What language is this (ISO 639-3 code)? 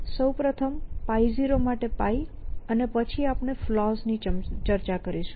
guj